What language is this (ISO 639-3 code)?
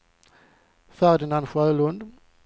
swe